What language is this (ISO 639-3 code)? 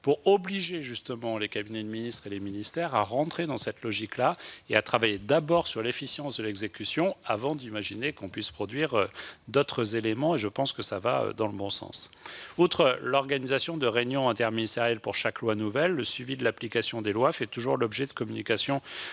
fra